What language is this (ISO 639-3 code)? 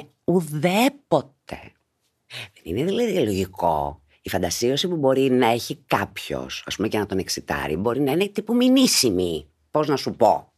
ell